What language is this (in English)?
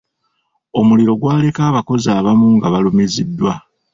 Ganda